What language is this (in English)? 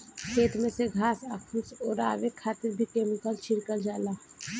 Bhojpuri